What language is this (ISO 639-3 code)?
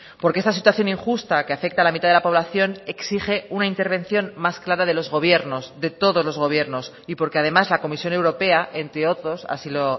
spa